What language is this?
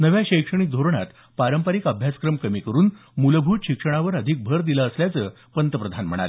Marathi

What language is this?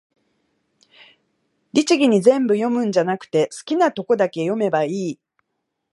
Japanese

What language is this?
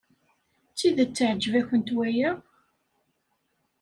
Kabyle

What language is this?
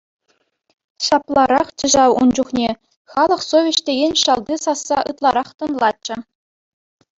Chuvash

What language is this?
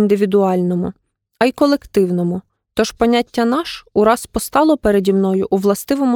Ukrainian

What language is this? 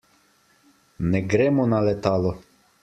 Slovenian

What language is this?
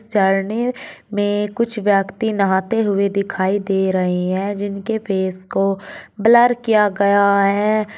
Hindi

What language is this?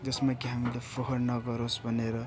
Nepali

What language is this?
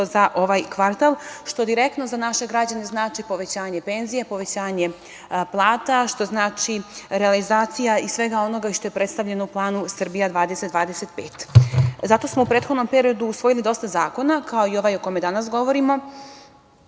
Serbian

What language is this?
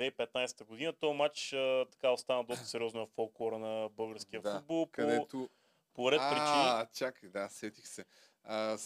Bulgarian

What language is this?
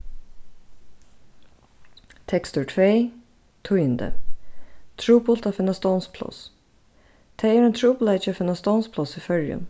Faroese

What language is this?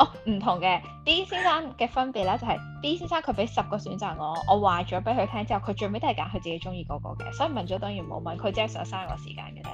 Chinese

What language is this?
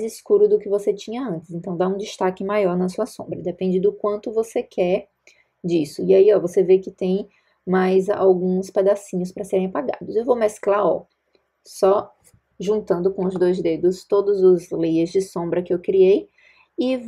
Portuguese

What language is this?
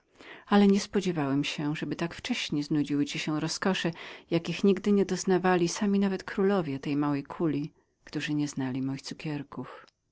Polish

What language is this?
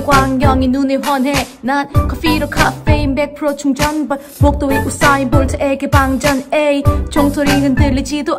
Korean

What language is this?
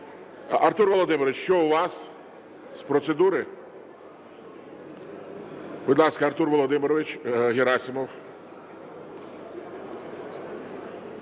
Ukrainian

